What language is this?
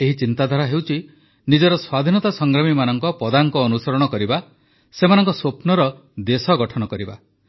Odia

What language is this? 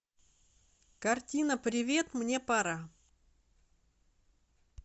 Russian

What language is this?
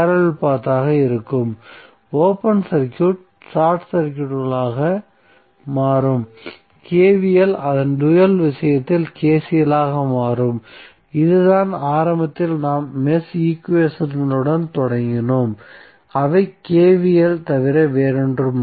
Tamil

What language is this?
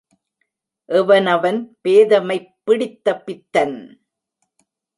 Tamil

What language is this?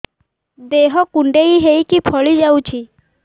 Odia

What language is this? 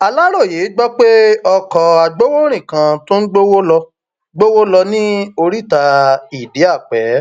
Yoruba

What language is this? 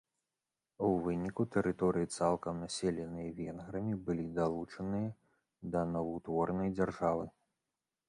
Belarusian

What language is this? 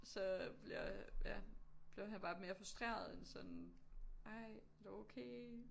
Danish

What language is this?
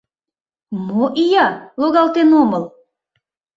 Mari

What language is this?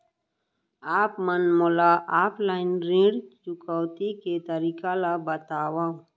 Chhattisgarhi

